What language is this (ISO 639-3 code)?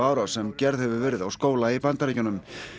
isl